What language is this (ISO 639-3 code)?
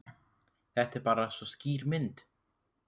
isl